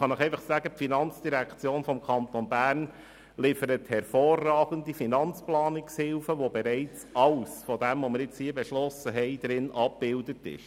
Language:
Swiss German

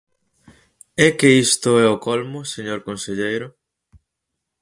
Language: Galician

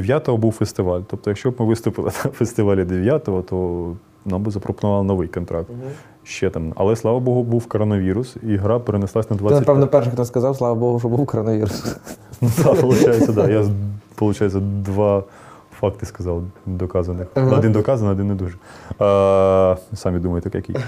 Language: Ukrainian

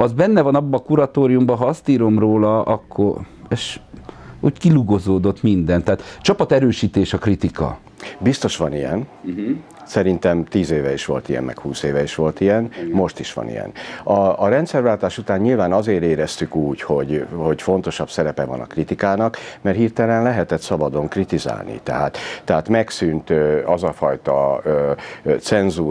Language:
Hungarian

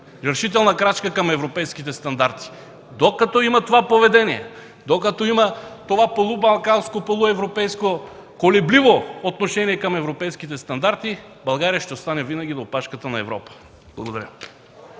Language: Bulgarian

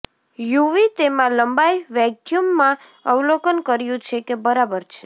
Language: Gujarati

